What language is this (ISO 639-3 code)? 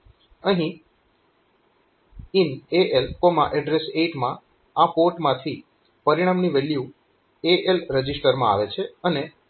guj